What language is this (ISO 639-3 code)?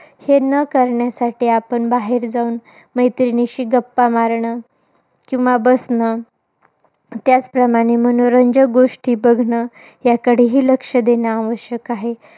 mar